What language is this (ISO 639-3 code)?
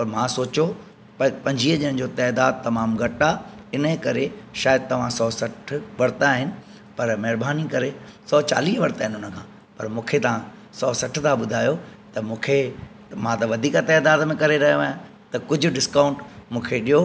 snd